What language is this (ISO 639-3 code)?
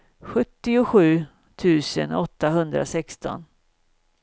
swe